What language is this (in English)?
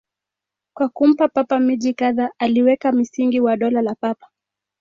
Swahili